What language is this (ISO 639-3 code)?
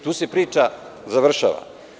srp